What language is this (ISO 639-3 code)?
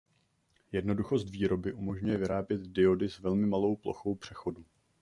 ces